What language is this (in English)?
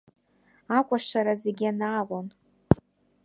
Abkhazian